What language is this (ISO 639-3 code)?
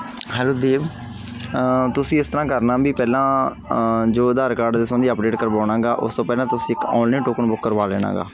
pan